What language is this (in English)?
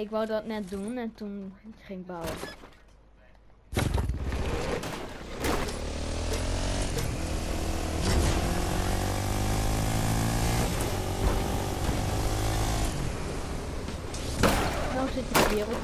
Dutch